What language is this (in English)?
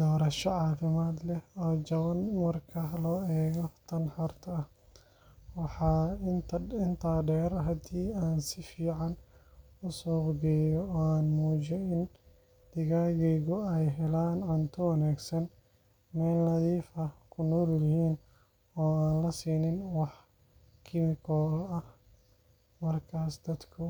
Somali